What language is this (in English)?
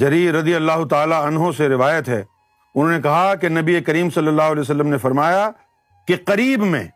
Urdu